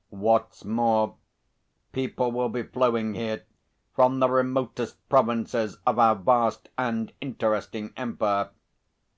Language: English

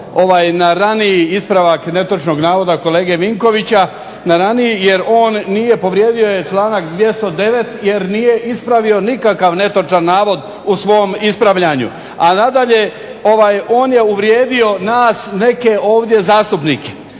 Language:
Croatian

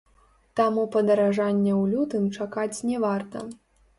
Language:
Belarusian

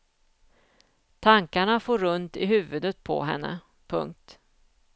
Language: Swedish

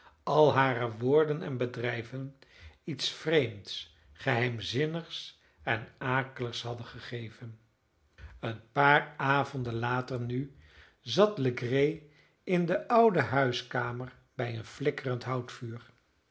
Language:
Dutch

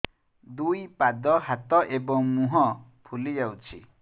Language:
Odia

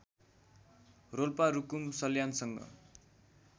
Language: Nepali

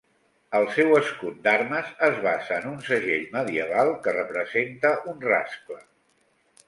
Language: Catalan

